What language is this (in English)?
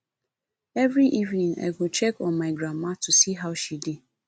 Nigerian Pidgin